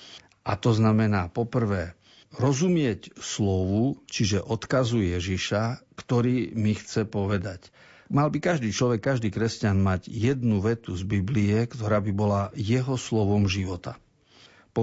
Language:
Slovak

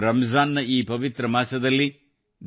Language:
Kannada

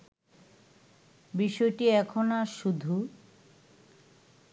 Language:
Bangla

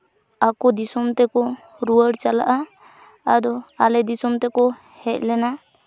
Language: Santali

